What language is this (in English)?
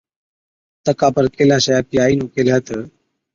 Od